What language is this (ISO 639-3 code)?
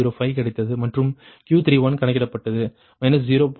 tam